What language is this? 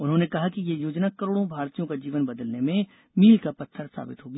Hindi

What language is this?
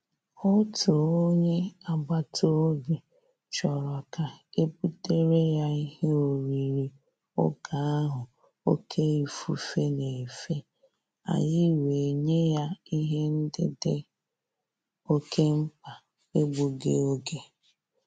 Igbo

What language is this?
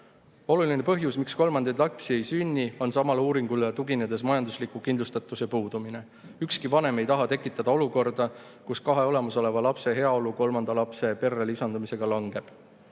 Estonian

